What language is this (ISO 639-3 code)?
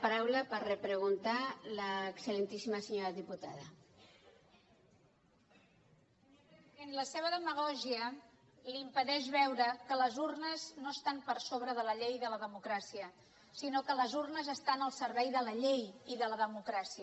cat